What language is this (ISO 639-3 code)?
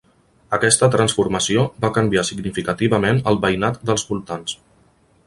cat